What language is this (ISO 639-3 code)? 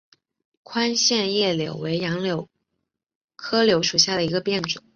zho